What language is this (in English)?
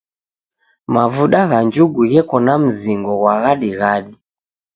Taita